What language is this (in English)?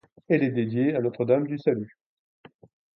French